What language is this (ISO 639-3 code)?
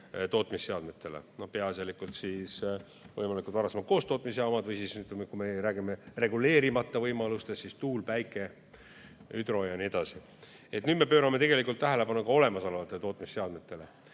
est